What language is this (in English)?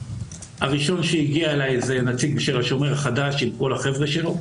Hebrew